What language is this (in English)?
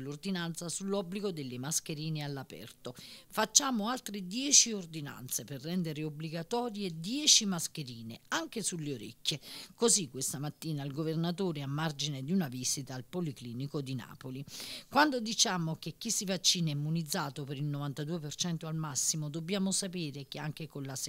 Italian